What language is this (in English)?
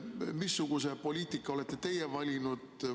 Estonian